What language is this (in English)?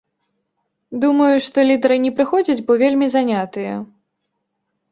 Belarusian